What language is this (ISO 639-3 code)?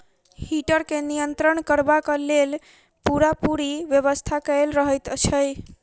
mai